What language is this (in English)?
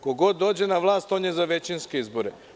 Serbian